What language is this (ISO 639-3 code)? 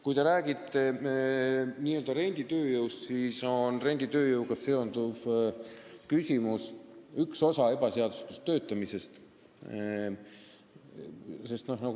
est